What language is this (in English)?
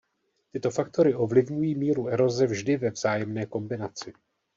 Czech